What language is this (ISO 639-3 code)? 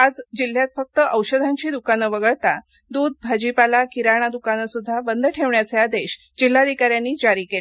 mar